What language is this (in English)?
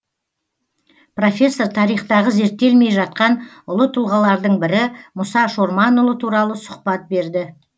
Kazakh